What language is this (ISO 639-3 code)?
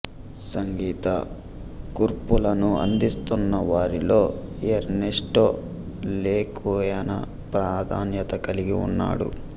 tel